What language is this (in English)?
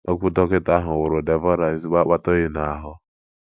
Igbo